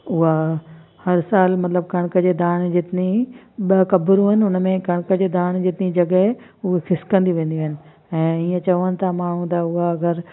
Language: Sindhi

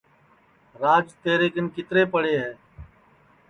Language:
Sansi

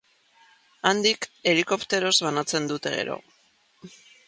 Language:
Basque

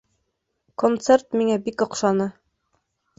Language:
Bashkir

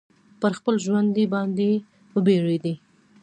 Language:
Pashto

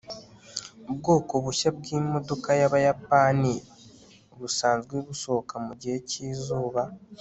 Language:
Kinyarwanda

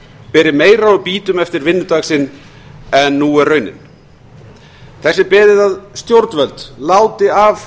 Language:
Icelandic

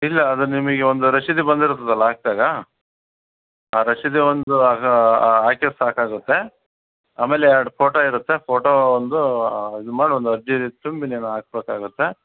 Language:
Kannada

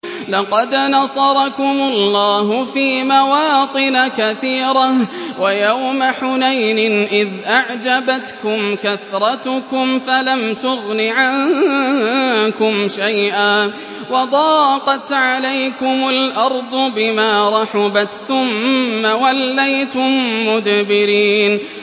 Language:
Arabic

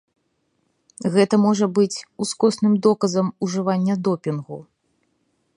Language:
Belarusian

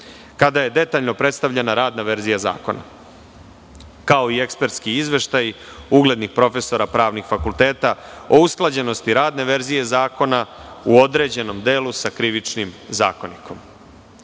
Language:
Serbian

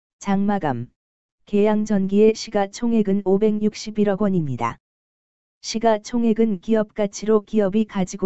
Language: Korean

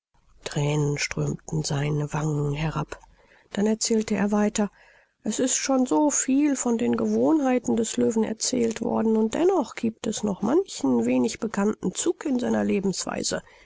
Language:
German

